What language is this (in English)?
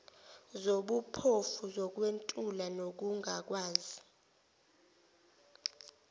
Zulu